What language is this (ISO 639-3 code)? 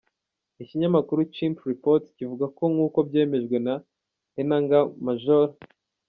kin